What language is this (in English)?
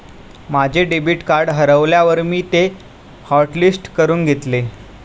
Marathi